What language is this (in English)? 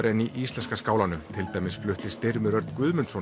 Icelandic